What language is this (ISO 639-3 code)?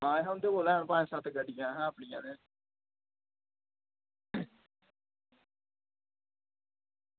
doi